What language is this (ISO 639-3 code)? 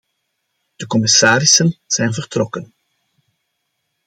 nld